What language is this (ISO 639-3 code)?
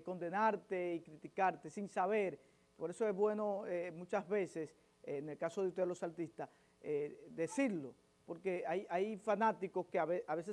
spa